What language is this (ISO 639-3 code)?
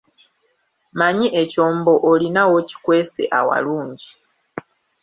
lug